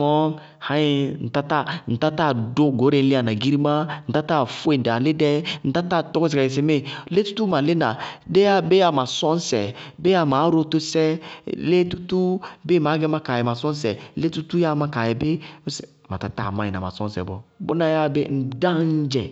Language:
Bago-Kusuntu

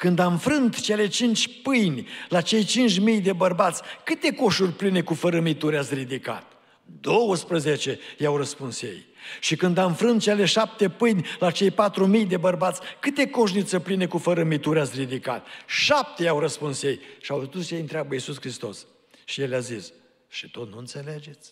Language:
Romanian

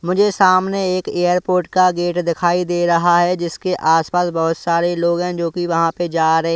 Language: Hindi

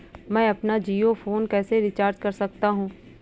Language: Hindi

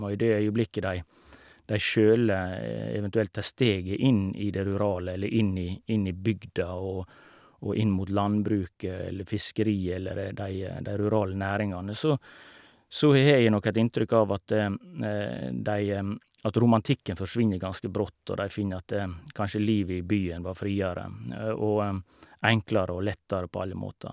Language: Norwegian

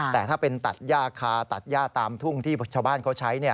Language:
Thai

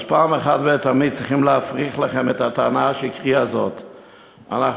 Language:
Hebrew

